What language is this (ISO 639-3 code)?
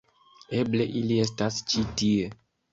epo